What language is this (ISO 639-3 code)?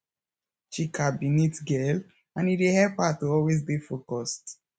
pcm